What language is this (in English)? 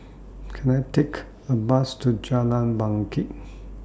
English